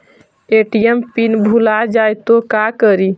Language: Magahi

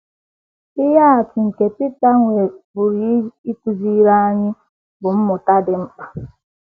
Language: Igbo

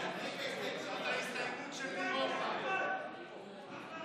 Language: Hebrew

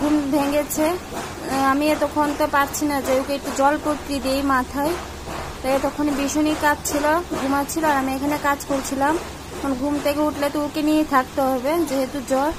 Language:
Romanian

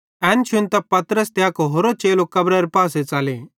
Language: Bhadrawahi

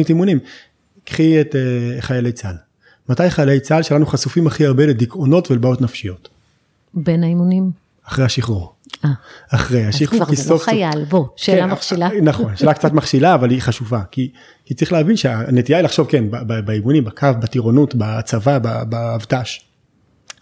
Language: Hebrew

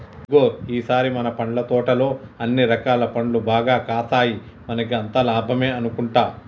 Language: Telugu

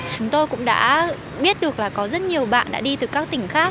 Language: Vietnamese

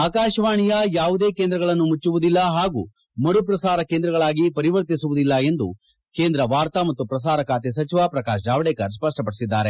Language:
Kannada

